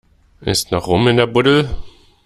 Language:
German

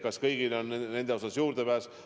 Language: Estonian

